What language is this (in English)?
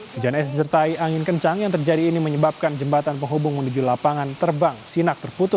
Indonesian